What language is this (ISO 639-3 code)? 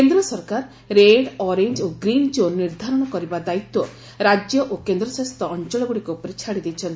ori